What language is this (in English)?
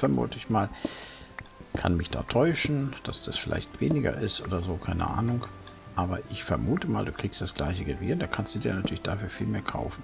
German